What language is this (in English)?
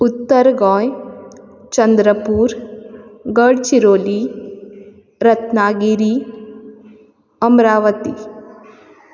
Konkani